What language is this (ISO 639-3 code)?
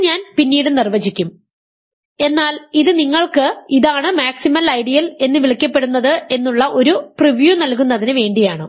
mal